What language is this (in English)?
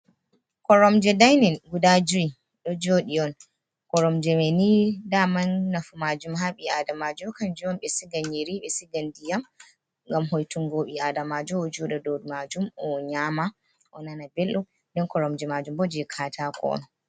Fula